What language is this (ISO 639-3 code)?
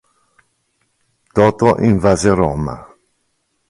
ita